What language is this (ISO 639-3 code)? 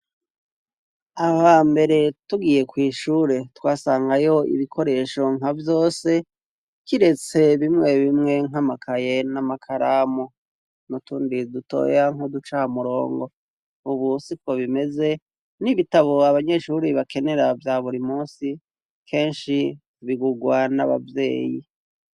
run